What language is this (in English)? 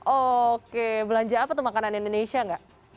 Indonesian